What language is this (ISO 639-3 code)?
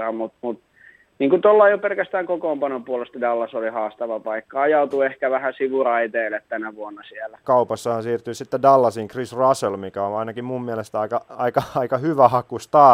fin